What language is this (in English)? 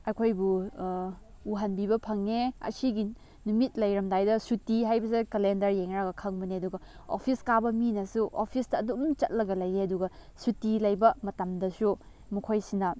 Manipuri